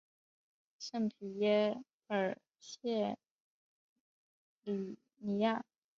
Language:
Chinese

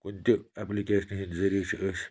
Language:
Kashmiri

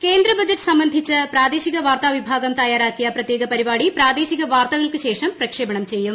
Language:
Malayalam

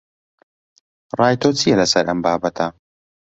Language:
Central Kurdish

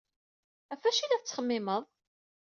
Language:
Kabyle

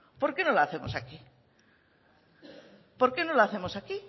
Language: Spanish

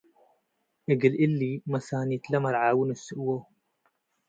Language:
Tigre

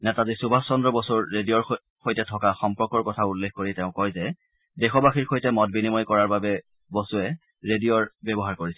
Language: Assamese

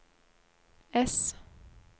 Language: Norwegian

